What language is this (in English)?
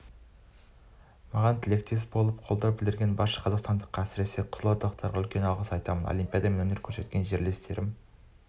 Kazakh